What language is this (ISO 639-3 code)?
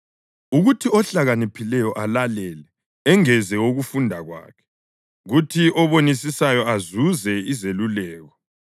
nde